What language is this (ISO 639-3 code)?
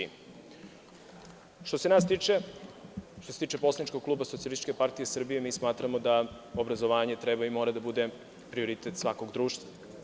srp